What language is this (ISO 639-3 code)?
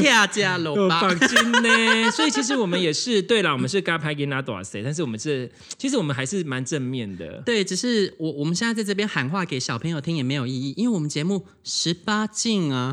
zho